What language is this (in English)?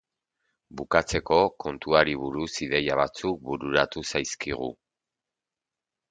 Basque